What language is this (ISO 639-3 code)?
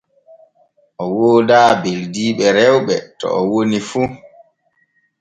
fue